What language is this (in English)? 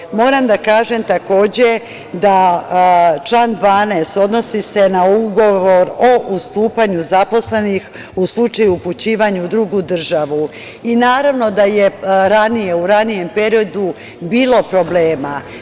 Serbian